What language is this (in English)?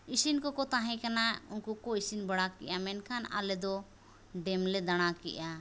Santali